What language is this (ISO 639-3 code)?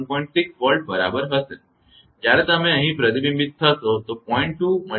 guj